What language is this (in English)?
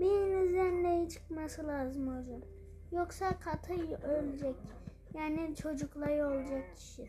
Turkish